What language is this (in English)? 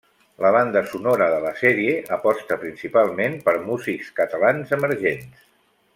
Catalan